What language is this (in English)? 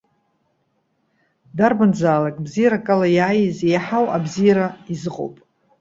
Abkhazian